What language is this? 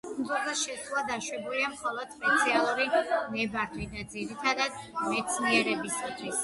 Georgian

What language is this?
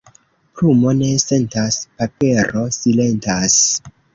Esperanto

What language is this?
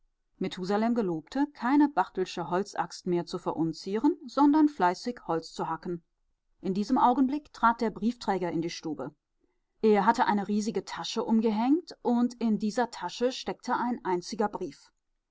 German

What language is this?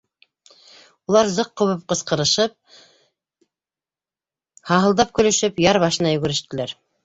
Bashkir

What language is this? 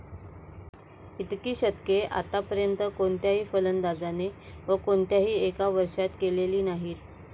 Marathi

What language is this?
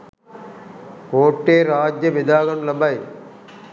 Sinhala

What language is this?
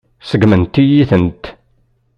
Kabyle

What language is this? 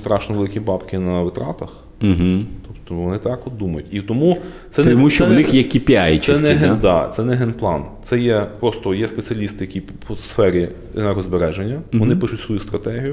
Ukrainian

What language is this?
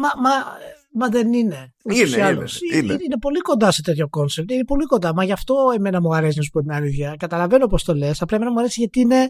Greek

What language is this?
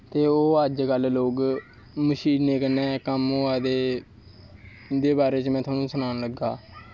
Dogri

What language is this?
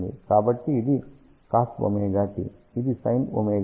Telugu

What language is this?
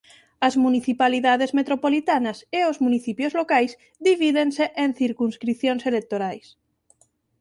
Galician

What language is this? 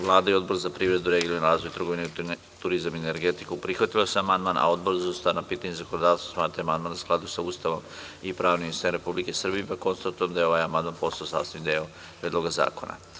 Serbian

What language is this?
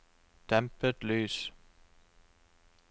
Norwegian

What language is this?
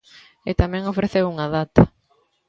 Galician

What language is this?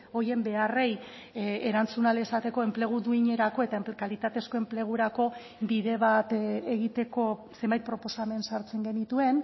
Basque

